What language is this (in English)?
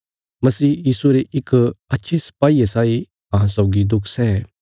Bilaspuri